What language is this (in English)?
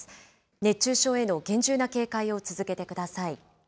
Japanese